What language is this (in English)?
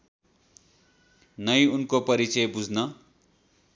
Nepali